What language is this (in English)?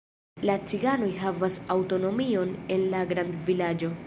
Esperanto